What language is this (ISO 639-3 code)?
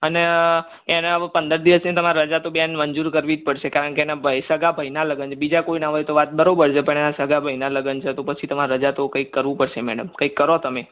guj